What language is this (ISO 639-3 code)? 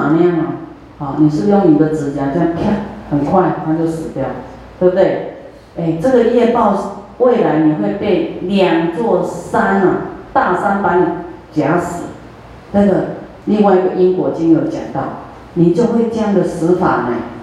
zho